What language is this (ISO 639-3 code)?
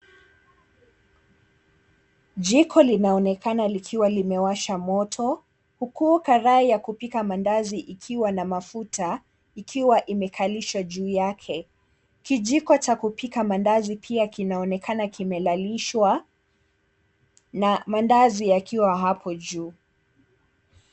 swa